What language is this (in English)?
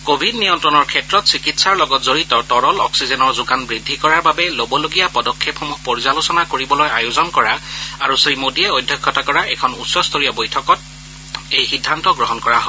Assamese